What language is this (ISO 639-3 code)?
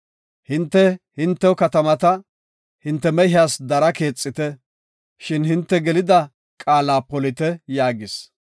gof